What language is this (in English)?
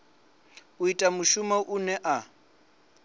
Venda